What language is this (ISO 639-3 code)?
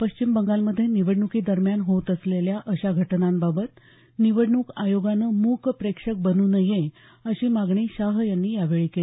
mar